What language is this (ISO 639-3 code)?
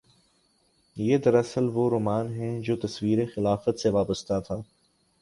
urd